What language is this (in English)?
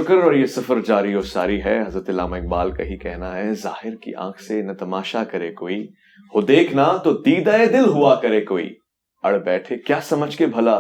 Urdu